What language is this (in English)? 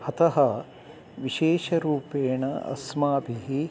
Sanskrit